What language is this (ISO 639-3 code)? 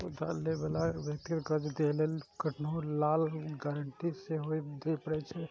mai